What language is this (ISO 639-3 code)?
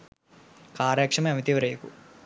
sin